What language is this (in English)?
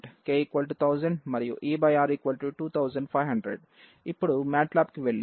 Telugu